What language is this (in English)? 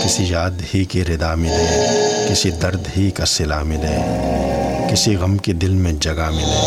Urdu